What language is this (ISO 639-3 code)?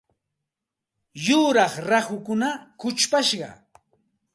qxt